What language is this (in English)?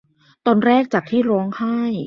Thai